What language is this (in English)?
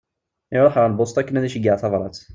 Kabyle